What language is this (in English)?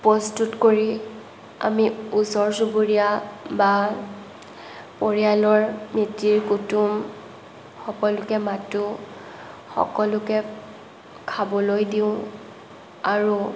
Assamese